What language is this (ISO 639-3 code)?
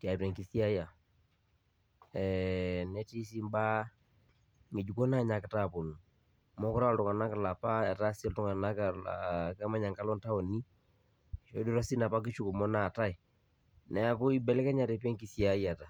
mas